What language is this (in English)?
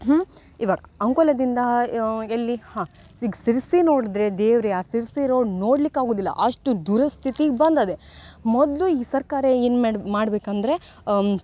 Kannada